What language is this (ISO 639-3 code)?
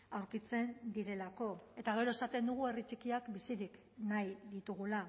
eus